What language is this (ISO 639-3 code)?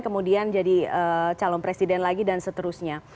ind